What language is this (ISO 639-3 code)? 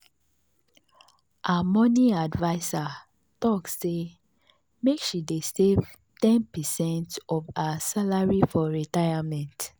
pcm